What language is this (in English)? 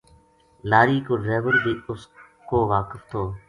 Gujari